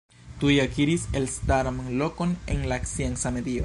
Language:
Esperanto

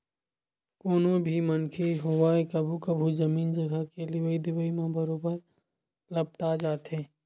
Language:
Chhattisgarhi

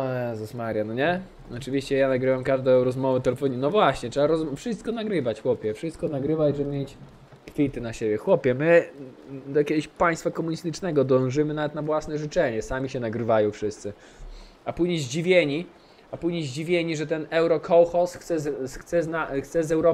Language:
Polish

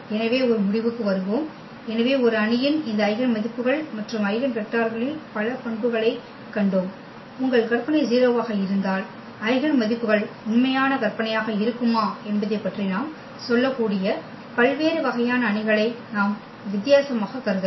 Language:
Tamil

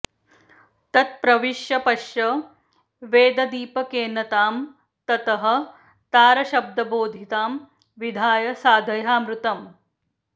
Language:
Sanskrit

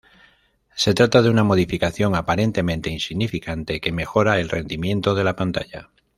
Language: Spanish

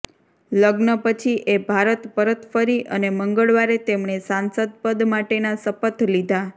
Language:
Gujarati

